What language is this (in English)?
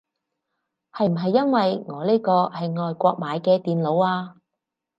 Cantonese